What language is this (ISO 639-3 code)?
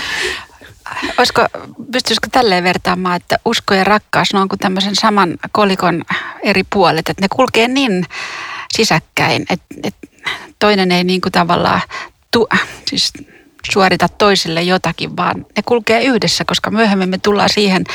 fin